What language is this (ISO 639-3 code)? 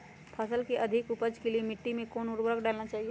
mag